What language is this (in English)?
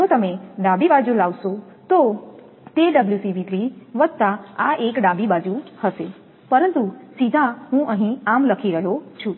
Gujarati